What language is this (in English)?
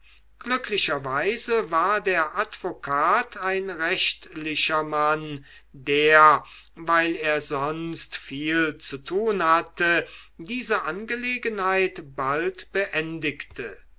German